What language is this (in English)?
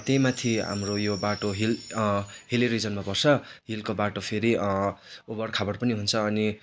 Nepali